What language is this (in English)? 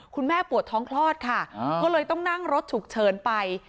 Thai